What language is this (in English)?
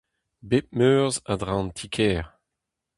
Breton